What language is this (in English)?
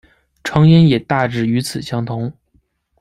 Chinese